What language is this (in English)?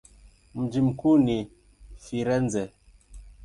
Swahili